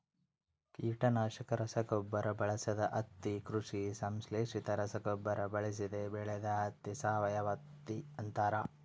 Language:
Kannada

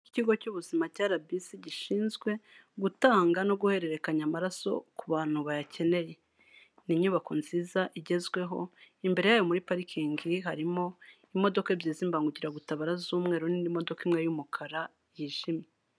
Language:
Kinyarwanda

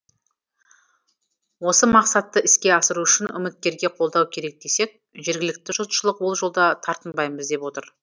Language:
Kazakh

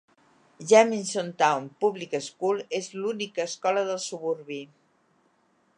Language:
Catalan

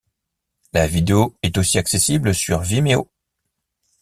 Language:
French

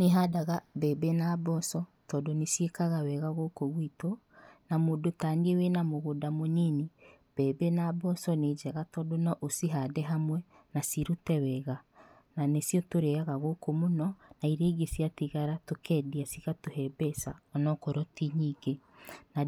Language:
Kikuyu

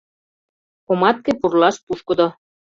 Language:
Mari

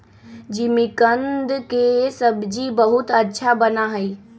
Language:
Magahi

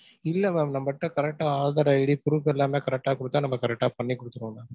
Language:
Tamil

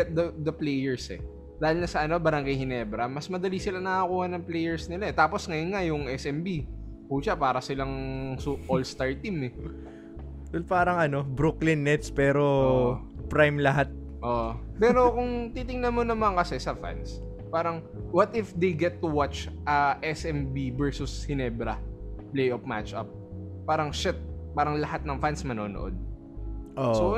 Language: Filipino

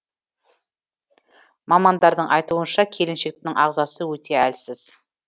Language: Kazakh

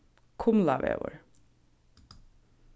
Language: Faroese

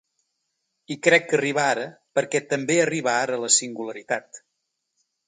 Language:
Catalan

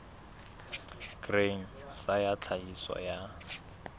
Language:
Southern Sotho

